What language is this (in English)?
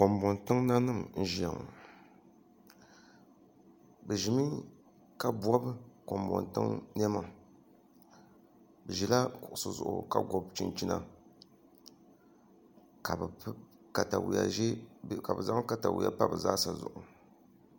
Dagbani